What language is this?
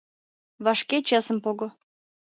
Mari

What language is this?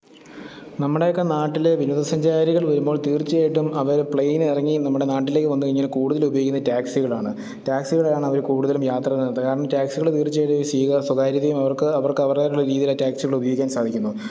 Malayalam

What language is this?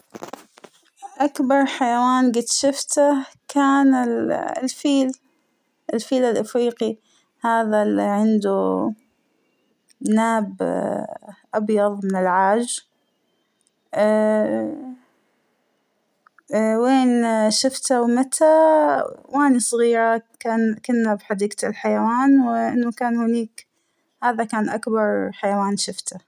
Hijazi Arabic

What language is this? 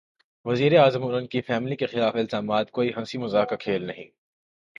Urdu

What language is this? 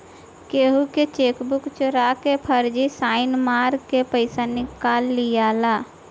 Bhojpuri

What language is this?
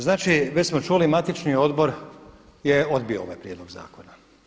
Croatian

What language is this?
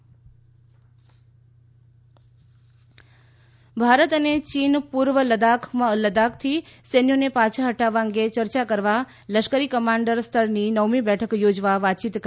Gujarati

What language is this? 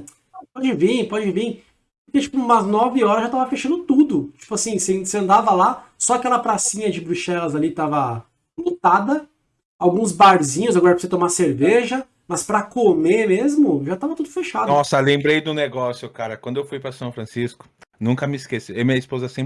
Portuguese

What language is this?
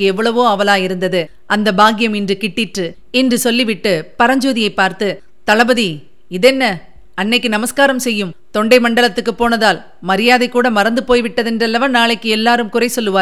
Tamil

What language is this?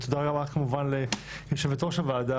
Hebrew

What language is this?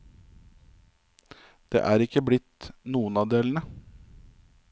Norwegian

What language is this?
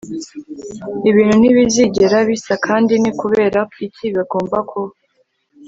Kinyarwanda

